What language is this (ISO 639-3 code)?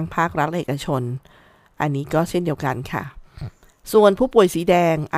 tha